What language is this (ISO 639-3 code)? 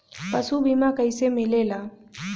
bho